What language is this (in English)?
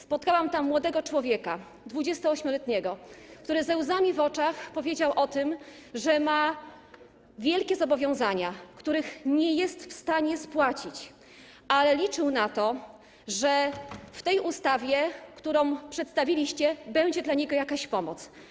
Polish